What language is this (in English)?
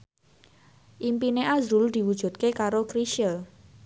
Javanese